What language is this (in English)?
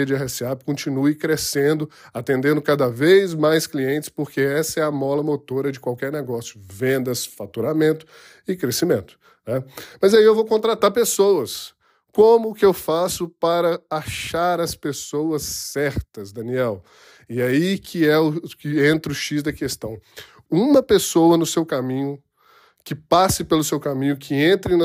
Portuguese